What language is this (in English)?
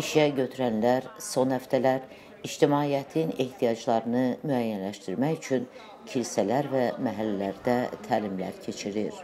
Turkish